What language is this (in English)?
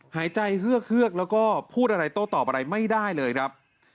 Thai